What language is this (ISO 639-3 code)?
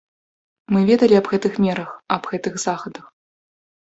bel